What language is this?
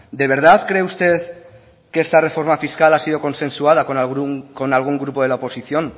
Spanish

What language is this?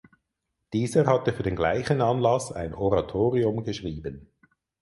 German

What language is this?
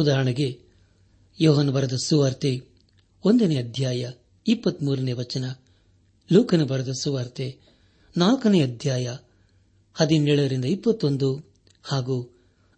Kannada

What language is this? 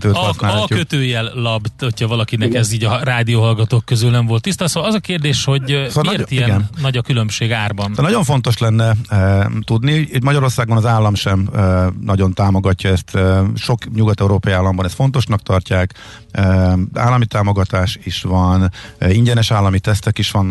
Hungarian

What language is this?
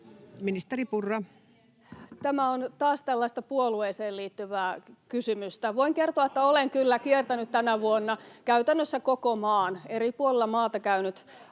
Finnish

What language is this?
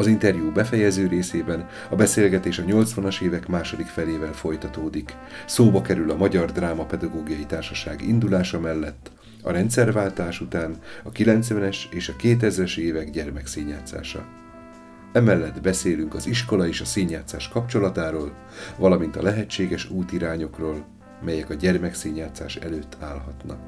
Hungarian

